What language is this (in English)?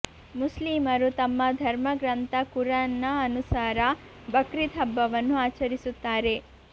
Kannada